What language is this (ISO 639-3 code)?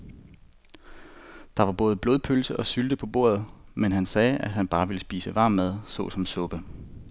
dan